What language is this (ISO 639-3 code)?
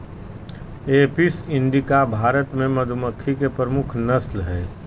mag